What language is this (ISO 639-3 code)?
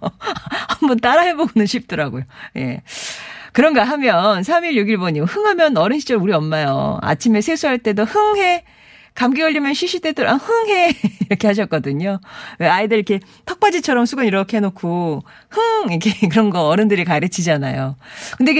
kor